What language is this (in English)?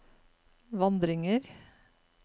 Norwegian